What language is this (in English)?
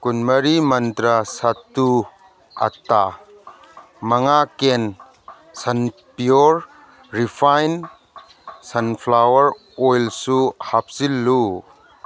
Manipuri